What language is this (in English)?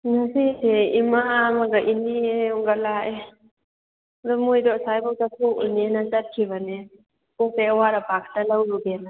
Manipuri